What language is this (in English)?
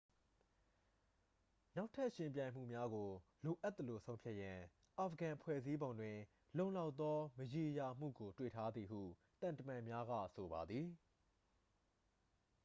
Burmese